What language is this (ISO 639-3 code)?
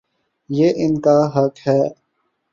urd